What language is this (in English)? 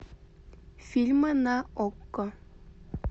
Russian